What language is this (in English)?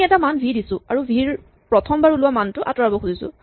Assamese